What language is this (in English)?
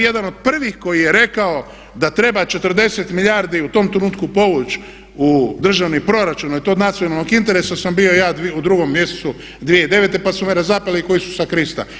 Croatian